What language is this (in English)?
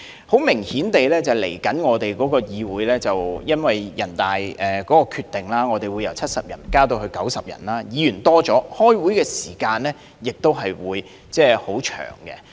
Cantonese